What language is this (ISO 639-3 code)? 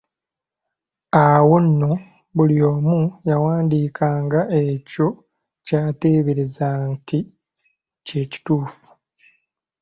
lug